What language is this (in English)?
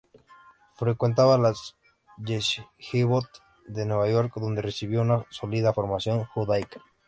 Spanish